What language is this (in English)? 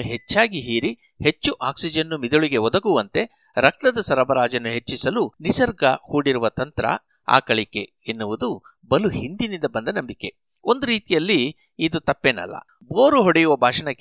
Kannada